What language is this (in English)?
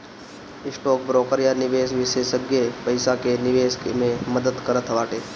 Bhojpuri